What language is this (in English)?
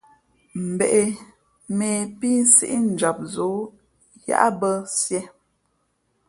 Fe'fe'